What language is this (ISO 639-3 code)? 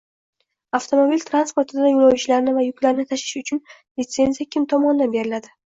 uzb